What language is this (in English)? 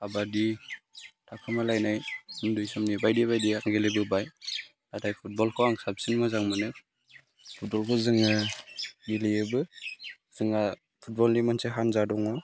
Bodo